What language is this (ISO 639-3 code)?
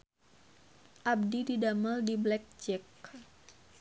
sun